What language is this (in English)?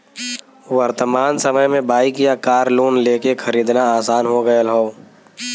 Bhojpuri